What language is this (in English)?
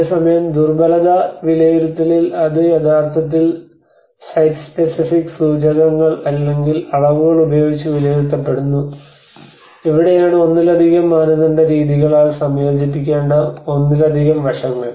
Malayalam